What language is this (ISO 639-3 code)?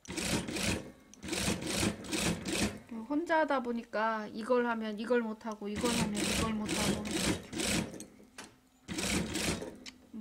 kor